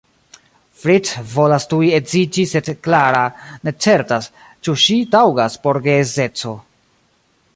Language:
Esperanto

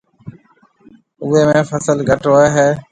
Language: Marwari (Pakistan)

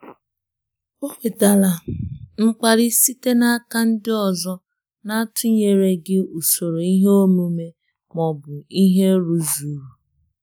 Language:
Igbo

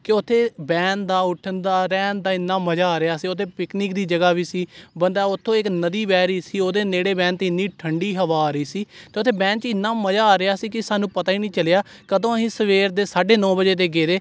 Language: Punjabi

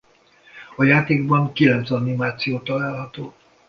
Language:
Hungarian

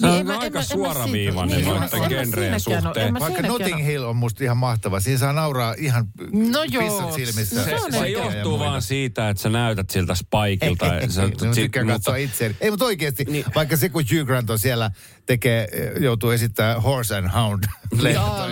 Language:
Finnish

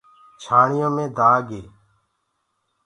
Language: Gurgula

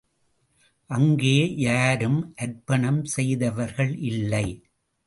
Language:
Tamil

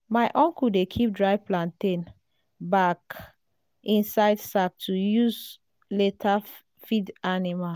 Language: Nigerian Pidgin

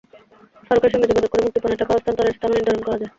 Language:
Bangla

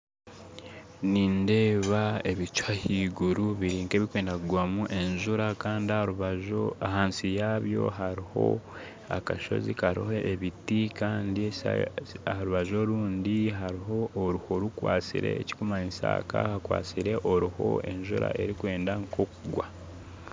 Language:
Nyankole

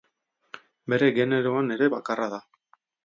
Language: Basque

